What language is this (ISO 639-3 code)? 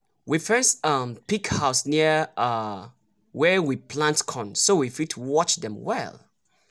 pcm